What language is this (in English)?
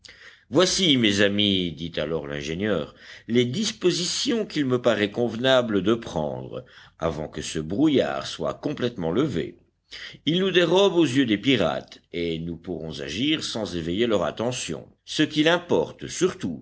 French